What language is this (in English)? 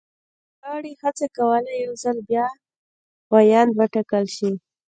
Pashto